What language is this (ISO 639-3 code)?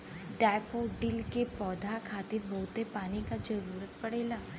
bho